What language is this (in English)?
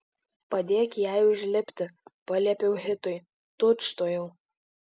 Lithuanian